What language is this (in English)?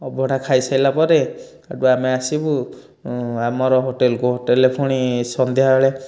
Odia